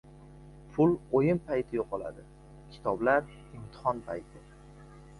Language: Uzbek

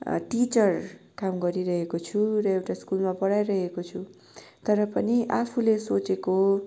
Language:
Nepali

